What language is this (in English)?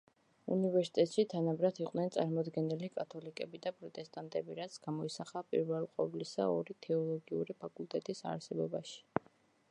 Georgian